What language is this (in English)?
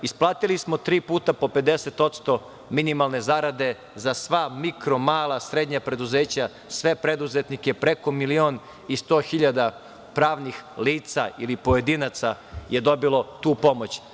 Serbian